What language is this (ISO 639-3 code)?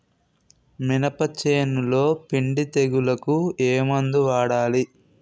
tel